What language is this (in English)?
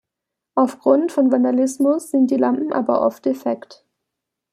German